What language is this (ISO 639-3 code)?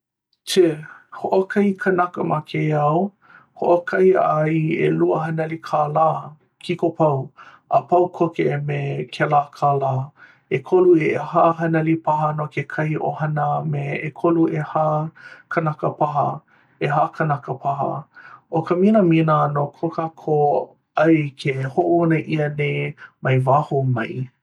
haw